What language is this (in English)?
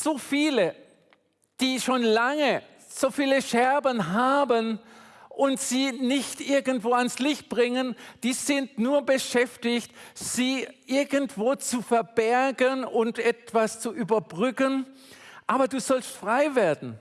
German